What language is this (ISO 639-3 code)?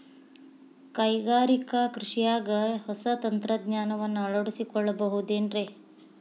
kan